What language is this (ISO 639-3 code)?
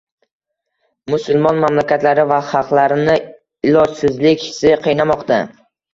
uzb